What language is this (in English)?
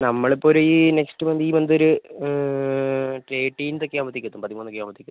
Malayalam